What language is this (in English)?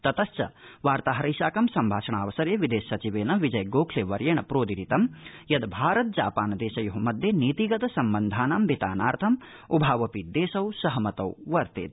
Sanskrit